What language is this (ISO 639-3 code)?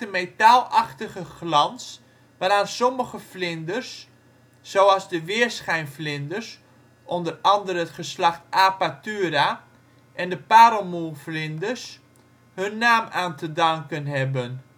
nld